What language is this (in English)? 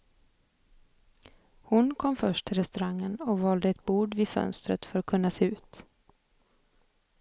Swedish